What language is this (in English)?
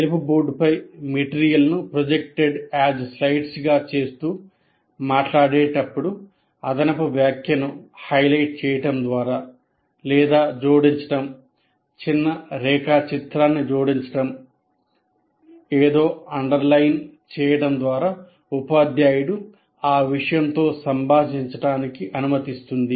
Telugu